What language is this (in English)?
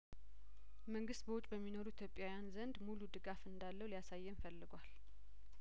Amharic